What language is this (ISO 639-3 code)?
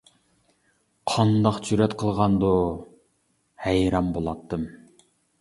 uig